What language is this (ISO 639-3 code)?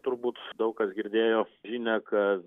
lit